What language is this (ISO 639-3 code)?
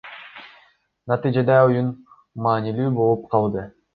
kir